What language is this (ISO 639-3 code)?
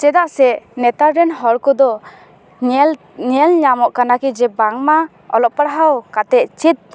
sat